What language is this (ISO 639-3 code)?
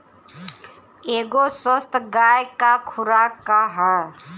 bho